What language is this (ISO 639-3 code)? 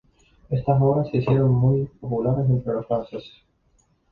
spa